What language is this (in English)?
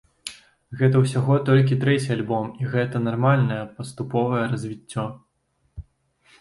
Belarusian